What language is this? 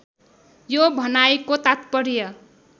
Nepali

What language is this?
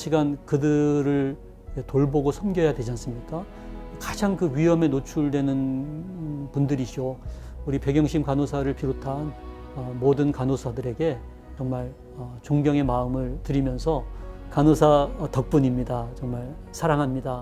Korean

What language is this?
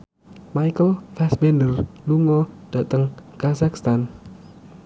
Javanese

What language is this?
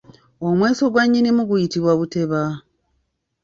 Ganda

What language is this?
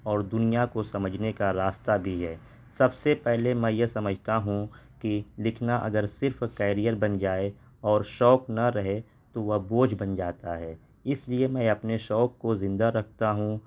Urdu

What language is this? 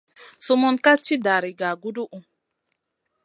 Masana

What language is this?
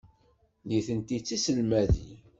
Kabyle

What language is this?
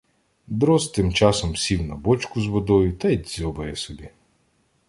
Ukrainian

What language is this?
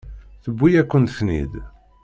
Kabyle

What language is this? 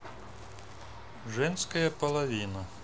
Russian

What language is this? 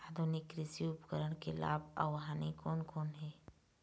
Chhattisgarhi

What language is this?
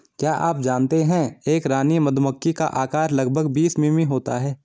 Hindi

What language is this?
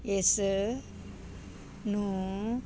Punjabi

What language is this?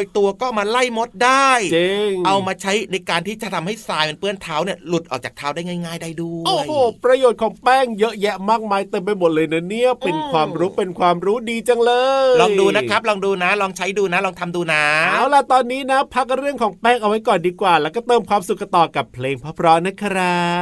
Thai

